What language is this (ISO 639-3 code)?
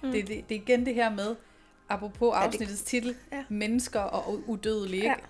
dan